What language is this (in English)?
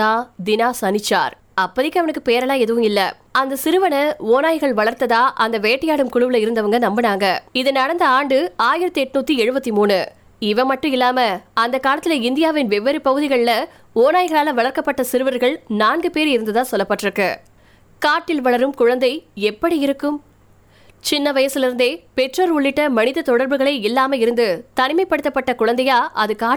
Tamil